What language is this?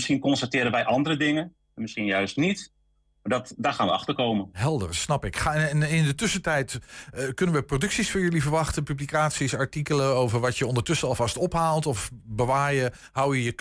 Dutch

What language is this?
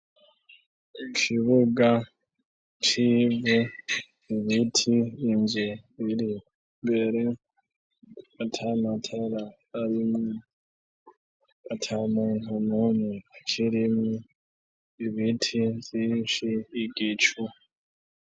Rundi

